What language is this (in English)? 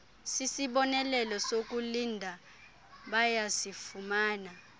Xhosa